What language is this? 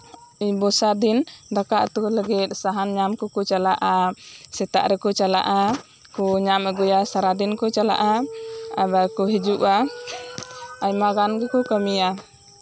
Santali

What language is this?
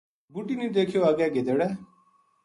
Gujari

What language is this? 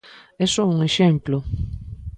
Galician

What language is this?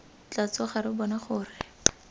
Tswana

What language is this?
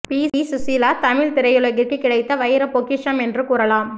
Tamil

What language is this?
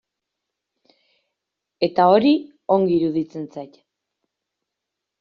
Basque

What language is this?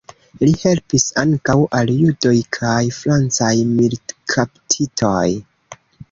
Esperanto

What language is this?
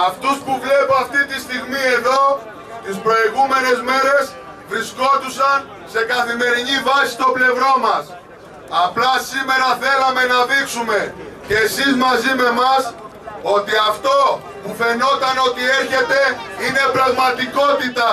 Greek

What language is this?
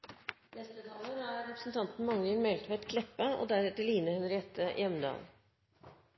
Norwegian Nynorsk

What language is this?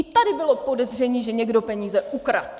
Czech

